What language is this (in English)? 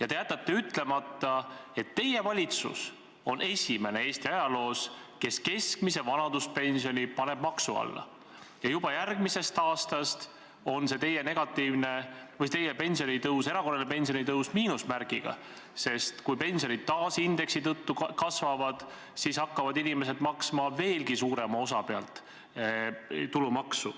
Estonian